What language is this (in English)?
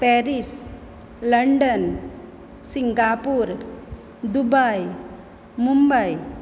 Konkani